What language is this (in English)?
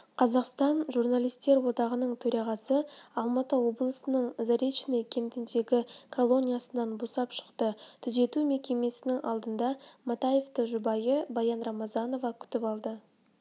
Kazakh